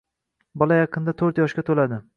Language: Uzbek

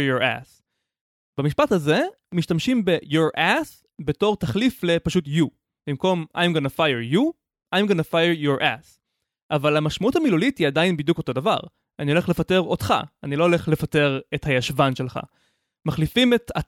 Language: Hebrew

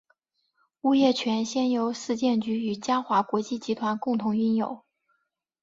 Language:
Chinese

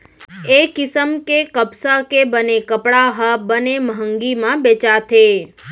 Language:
Chhattisgarhi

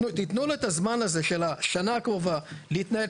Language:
Hebrew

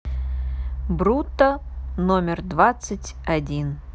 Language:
Russian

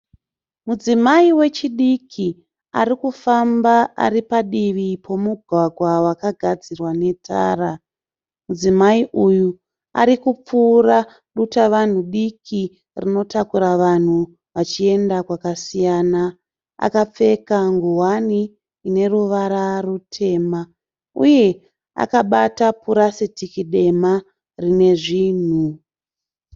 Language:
Shona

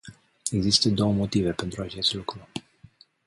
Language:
Romanian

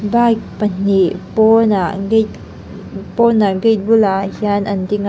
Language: Mizo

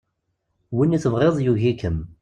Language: Kabyle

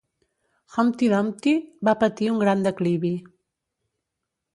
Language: Catalan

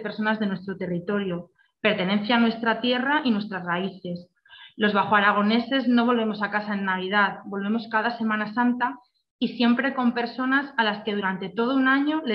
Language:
Spanish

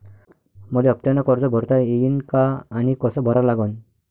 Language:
Marathi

